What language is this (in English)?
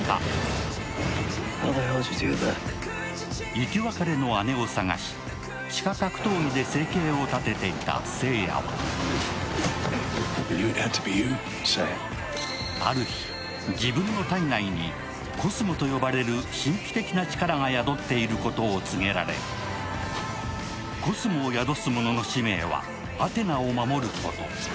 Japanese